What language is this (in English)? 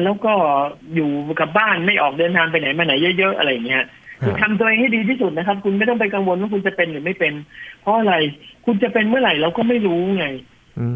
Thai